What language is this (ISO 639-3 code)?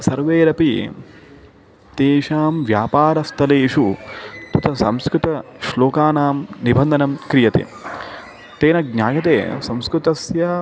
san